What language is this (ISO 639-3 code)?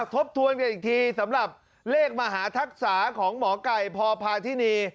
tha